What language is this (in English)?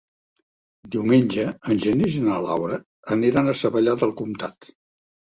Catalan